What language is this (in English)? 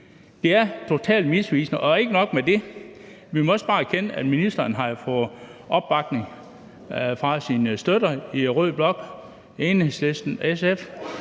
Danish